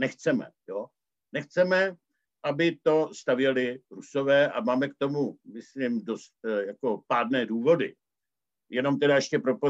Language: Czech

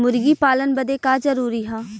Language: Bhojpuri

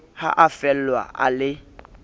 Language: Southern Sotho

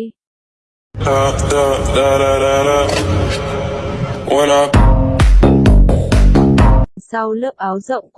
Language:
Vietnamese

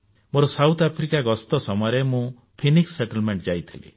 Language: Odia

